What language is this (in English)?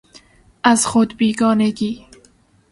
Persian